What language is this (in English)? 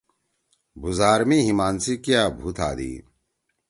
Torwali